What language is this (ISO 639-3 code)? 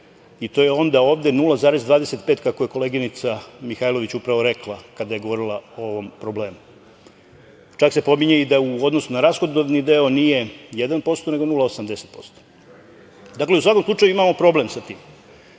srp